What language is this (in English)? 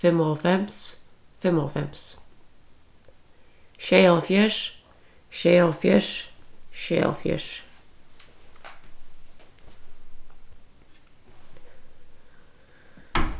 Faroese